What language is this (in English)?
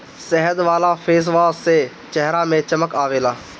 Bhojpuri